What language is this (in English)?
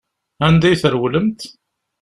Kabyle